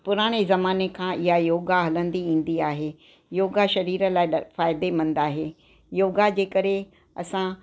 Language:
Sindhi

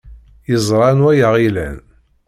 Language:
Kabyle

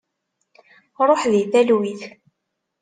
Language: Kabyle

